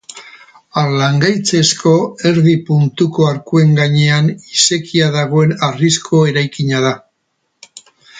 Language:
Basque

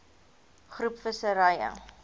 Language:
Afrikaans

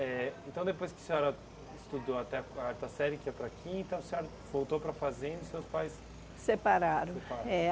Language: Portuguese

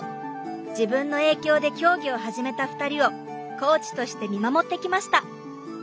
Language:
Japanese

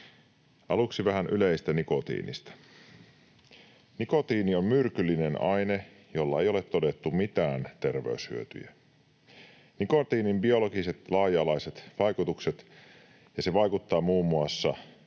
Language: Finnish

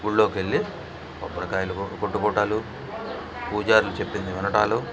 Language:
Telugu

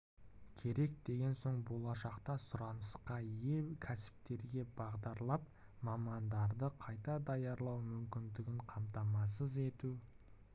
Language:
Kazakh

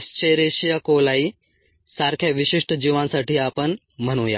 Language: Marathi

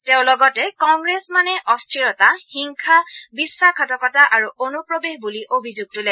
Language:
Assamese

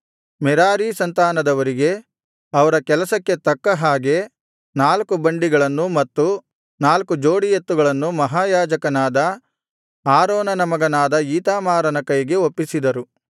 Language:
Kannada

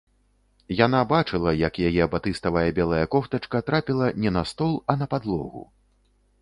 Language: Belarusian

